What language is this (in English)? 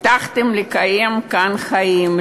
Hebrew